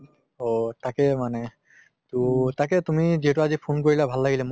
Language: Assamese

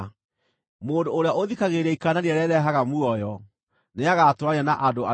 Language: Kikuyu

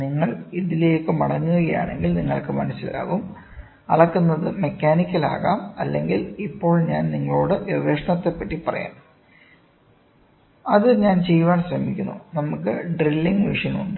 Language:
Malayalam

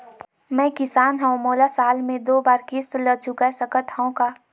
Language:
Chhattisgarhi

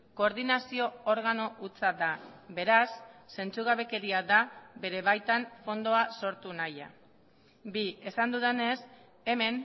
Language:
Basque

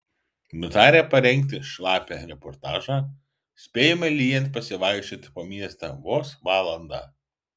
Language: Lithuanian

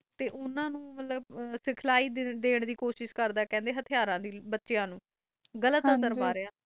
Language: Punjabi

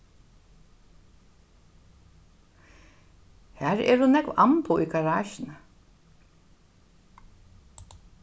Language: Faroese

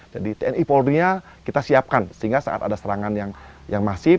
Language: Indonesian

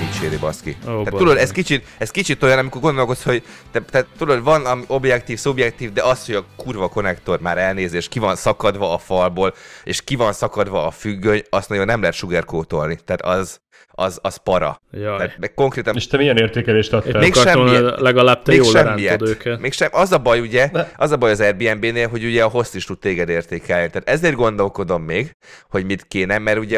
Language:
Hungarian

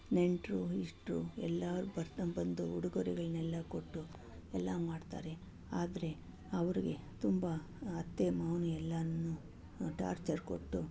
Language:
Kannada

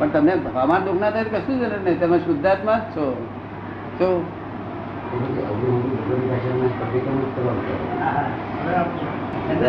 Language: Gujarati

